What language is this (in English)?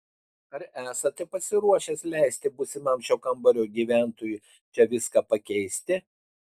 Lithuanian